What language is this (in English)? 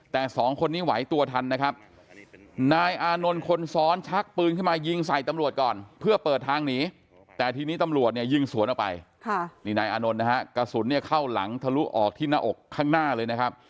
Thai